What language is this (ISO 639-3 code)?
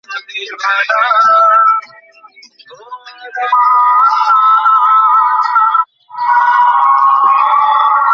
ben